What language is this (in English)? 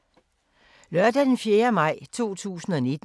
Danish